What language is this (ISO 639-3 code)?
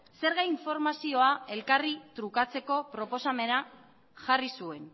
eus